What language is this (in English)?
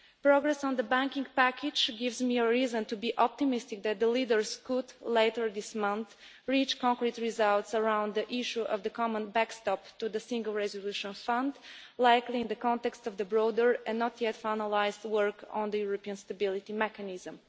English